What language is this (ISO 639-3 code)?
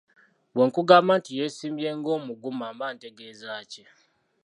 lug